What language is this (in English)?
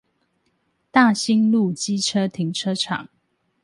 Chinese